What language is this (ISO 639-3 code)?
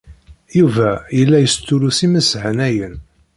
kab